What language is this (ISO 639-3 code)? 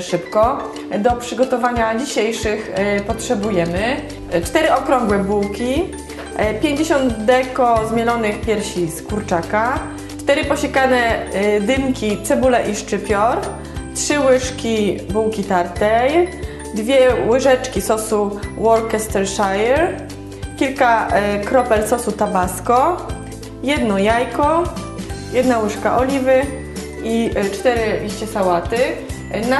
pol